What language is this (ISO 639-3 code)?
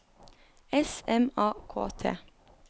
nor